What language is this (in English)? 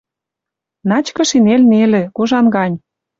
Western Mari